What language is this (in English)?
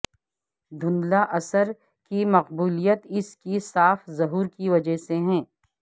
Urdu